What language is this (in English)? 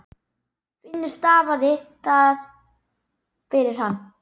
Icelandic